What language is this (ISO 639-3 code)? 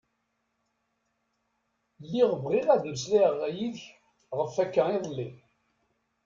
kab